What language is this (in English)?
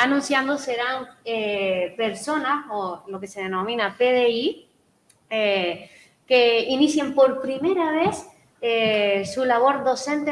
Spanish